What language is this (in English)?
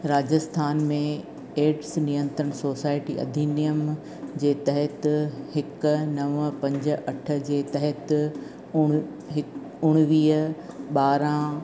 Sindhi